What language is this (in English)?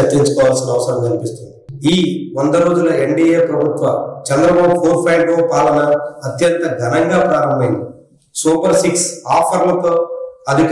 Telugu